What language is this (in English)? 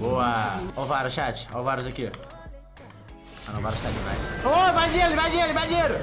Portuguese